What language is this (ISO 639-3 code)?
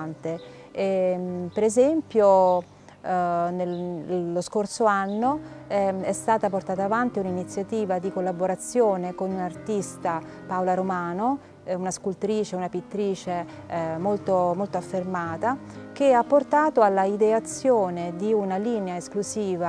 ita